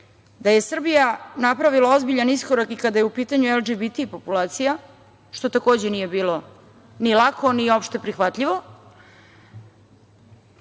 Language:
Serbian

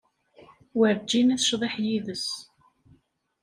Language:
Kabyle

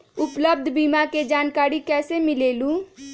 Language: Magahi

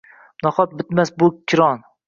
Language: Uzbek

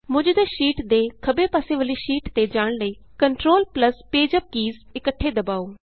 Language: Punjabi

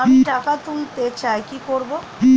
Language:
Bangla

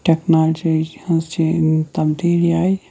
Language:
Kashmiri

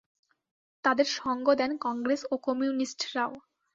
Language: Bangla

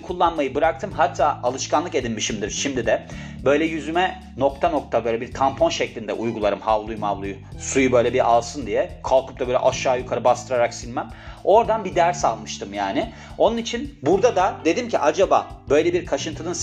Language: Turkish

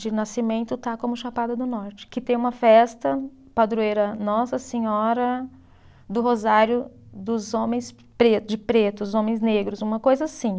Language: Portuguese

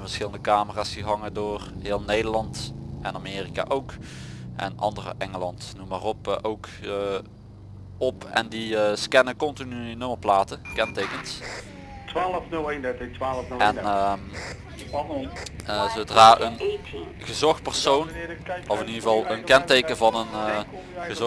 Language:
Dutch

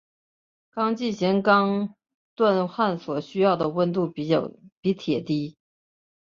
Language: Chinese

